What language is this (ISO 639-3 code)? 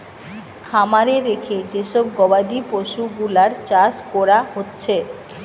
ben